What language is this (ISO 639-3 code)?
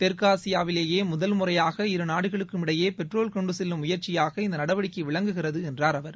tam